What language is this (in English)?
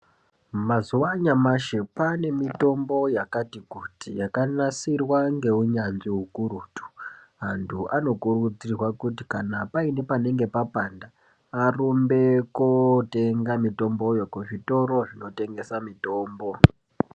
Ndau